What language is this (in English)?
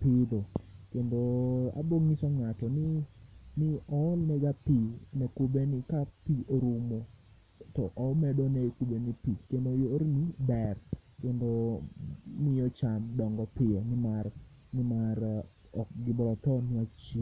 Luo (Kenya and Tanzania)